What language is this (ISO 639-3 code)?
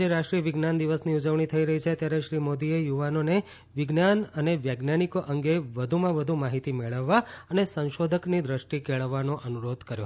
guj